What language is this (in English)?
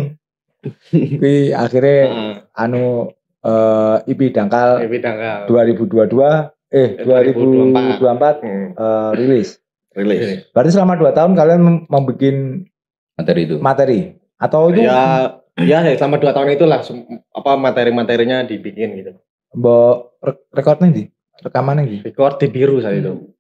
Indonesian